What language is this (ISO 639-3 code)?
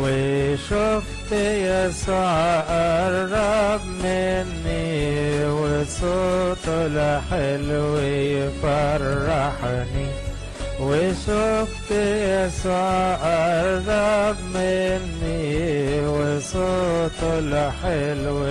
ara